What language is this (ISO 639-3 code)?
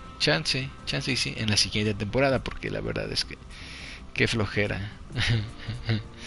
spa